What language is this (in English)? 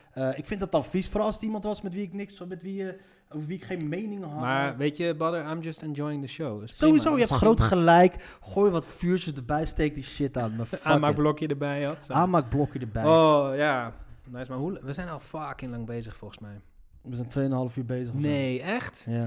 Dutch